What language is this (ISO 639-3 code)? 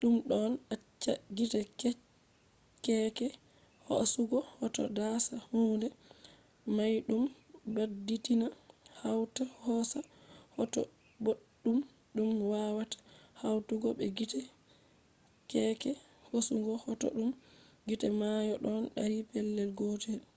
ful